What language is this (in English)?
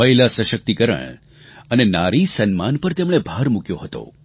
Gujarati